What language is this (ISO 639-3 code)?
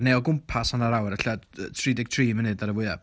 cym